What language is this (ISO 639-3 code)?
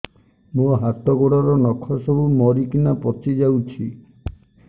ori